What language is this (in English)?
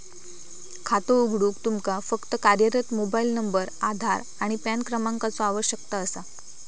Marathi